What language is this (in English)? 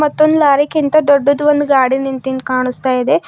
Kannada